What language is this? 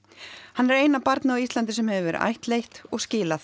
Icelandic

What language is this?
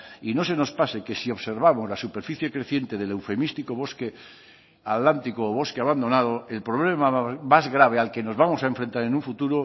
Spanish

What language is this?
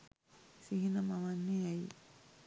Sinhala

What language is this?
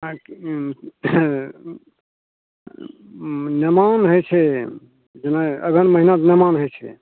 Maithili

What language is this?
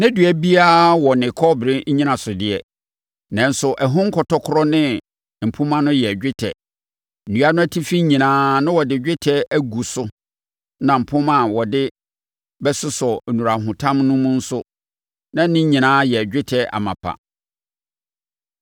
Akan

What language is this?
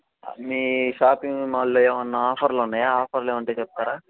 Telugu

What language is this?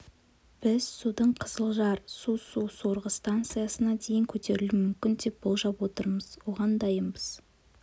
Kazakh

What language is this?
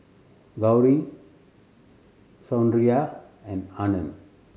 English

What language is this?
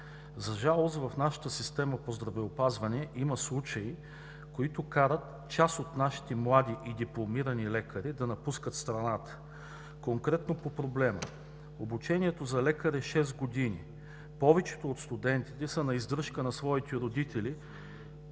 Bulgarian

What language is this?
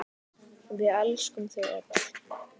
Icelandic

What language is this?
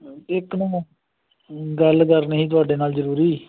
Punjabi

